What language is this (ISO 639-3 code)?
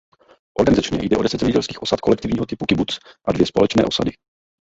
ces